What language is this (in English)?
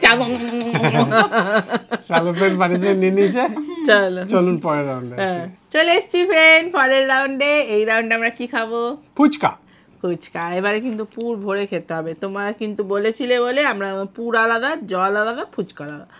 Bangla